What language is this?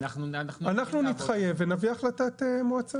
Hebrew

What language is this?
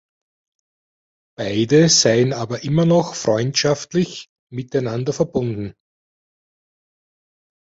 German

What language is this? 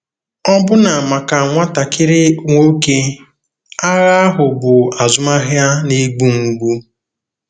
Igbo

